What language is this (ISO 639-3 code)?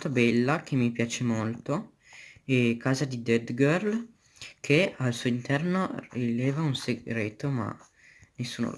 ita